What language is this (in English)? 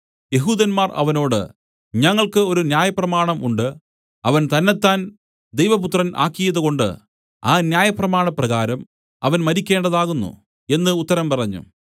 Malayalam